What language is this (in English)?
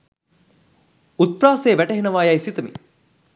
Sinhala